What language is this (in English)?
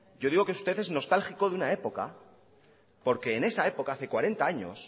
Spanish